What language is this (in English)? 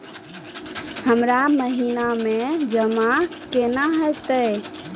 Maithili